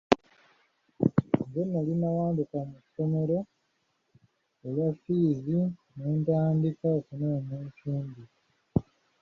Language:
Ganda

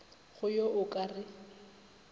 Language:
Northern Sotho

